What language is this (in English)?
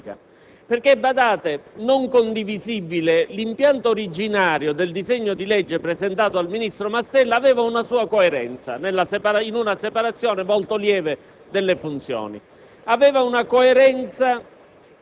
Italian